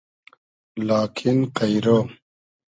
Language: Hazaragi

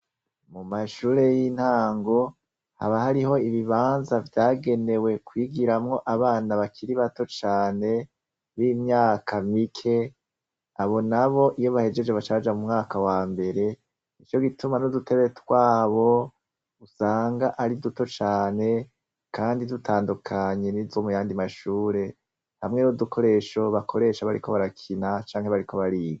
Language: Rundi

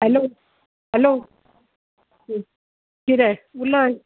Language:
Konkani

